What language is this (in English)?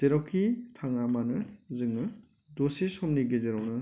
Bodo